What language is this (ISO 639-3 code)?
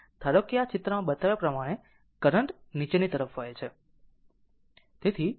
guj